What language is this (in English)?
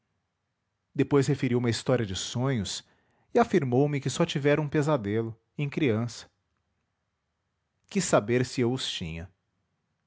Portuguese